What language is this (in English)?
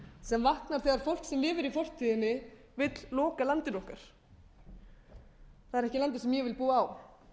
Icelandic